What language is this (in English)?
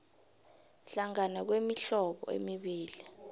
South Ndebele